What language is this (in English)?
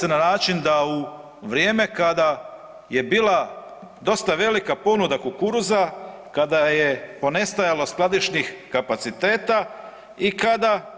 Croatian